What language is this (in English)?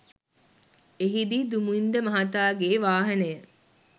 Sinhala